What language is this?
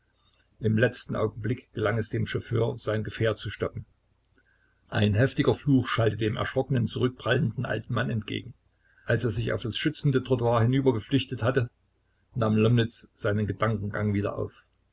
German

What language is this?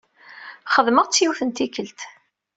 Kabyle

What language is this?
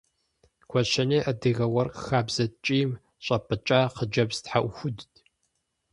Kabardian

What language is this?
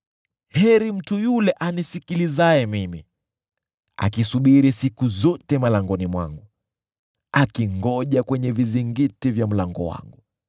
Swahili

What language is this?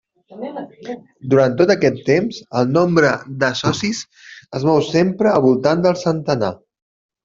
Catalan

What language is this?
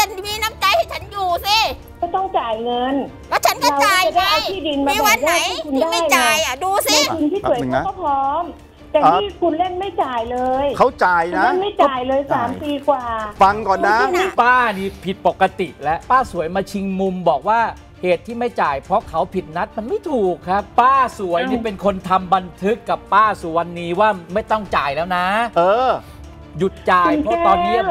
Thai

